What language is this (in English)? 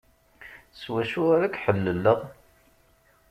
Kabyle